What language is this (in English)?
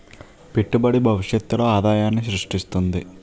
Telugu